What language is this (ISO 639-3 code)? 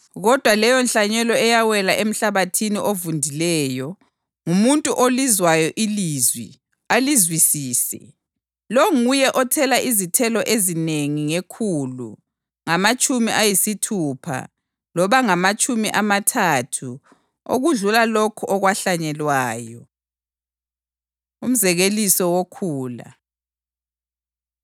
nde